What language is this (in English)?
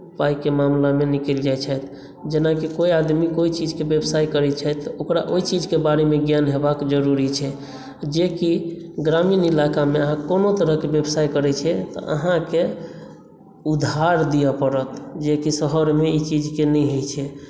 Maithili